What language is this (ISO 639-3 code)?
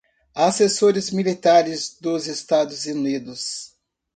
por